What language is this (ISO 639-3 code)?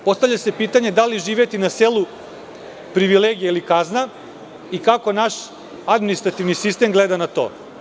srp